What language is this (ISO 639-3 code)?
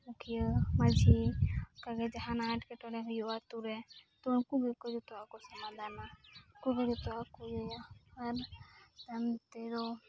sat